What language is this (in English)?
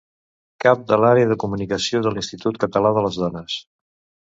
Catalan